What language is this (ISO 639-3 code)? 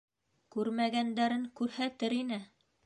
bak